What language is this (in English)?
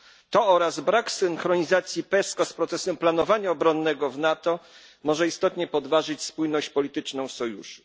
Polish